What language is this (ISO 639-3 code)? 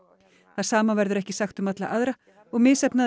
isl